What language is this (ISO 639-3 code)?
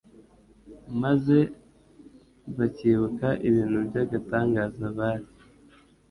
kin